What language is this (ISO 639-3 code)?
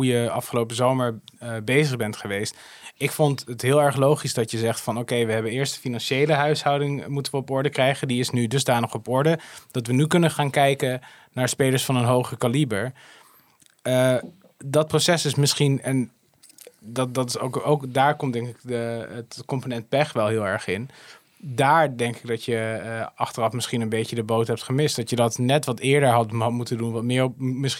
nld